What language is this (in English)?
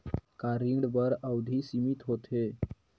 Chhattisgarhi